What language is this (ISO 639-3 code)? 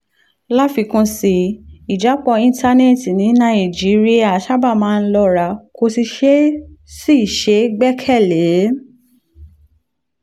yor